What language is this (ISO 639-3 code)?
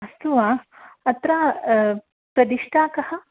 san